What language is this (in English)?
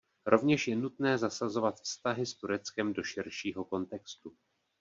Czech